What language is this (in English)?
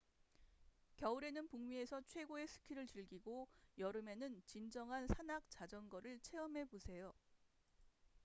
Korean